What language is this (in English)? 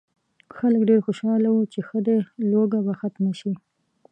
Pashto